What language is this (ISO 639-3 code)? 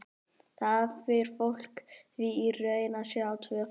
isl